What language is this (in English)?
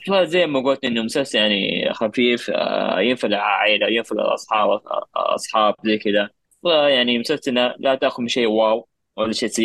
Arabic